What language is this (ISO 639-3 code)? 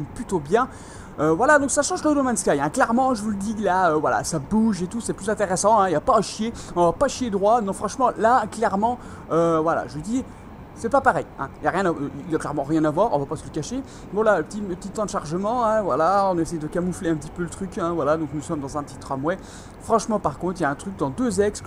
fra